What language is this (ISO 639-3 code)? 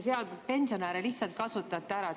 est